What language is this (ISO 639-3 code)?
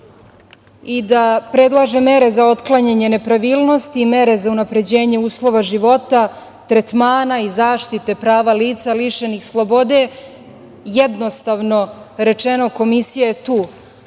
srp